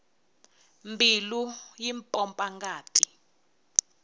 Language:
Tsonga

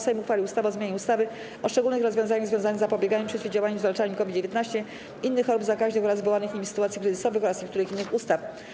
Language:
Polish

